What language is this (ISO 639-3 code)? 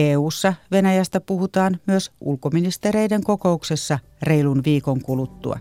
fin